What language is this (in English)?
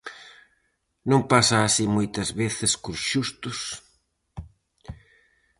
Galician